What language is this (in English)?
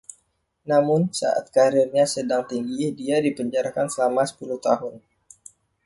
Indonesian